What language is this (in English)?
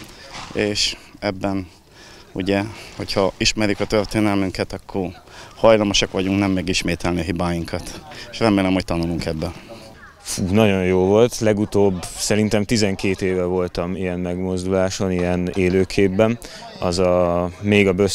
Hungarian